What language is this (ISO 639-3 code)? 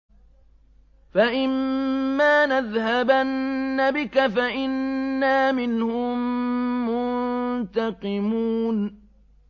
ara